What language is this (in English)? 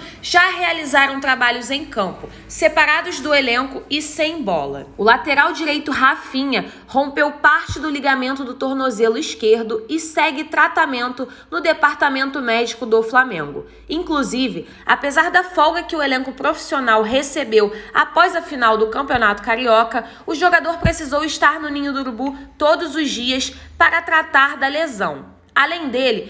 Portuguese